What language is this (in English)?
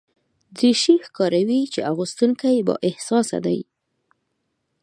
Pashto